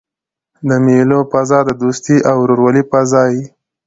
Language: Pashto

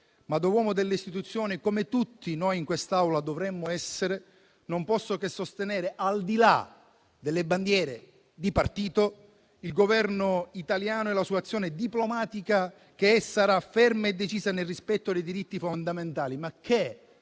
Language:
Italian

